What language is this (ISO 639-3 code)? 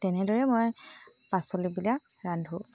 asm